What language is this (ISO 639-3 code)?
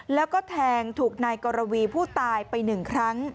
tha